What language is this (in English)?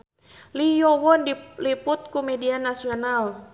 Sundanese